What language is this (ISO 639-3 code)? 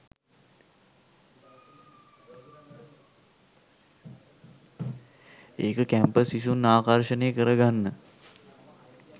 sin